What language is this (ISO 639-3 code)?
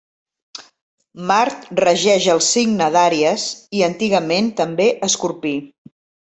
cat